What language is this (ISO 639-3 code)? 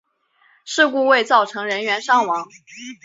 zho